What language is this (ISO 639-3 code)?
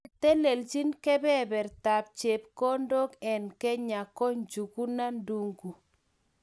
kln